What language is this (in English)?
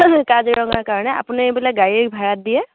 Assamese